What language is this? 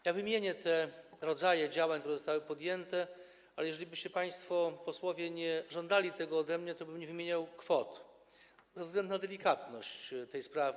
Polish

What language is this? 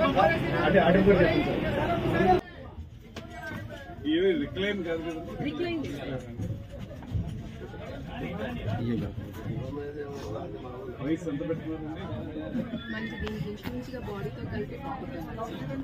Telugu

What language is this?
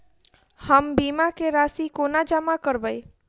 Maithili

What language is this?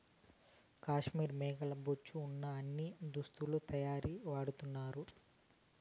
Telugu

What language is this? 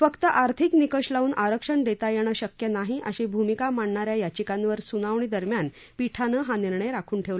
Marathi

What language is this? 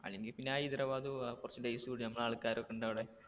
Malayalam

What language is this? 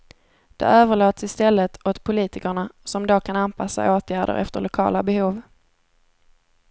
Swedish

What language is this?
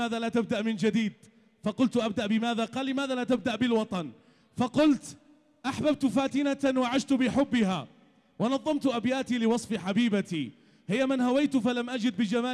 Arabic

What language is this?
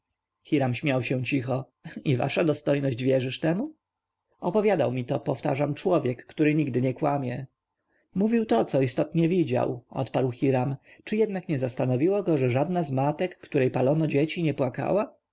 Polish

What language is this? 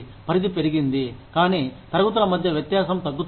Telugu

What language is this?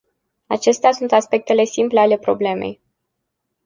Romanian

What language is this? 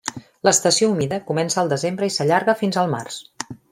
Catalan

